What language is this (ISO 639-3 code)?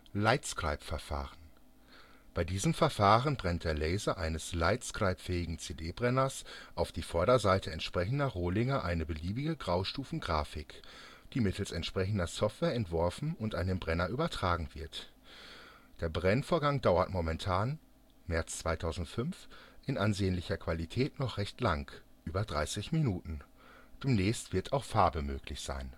deu